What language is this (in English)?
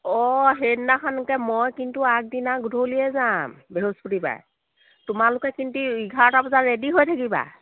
Assamese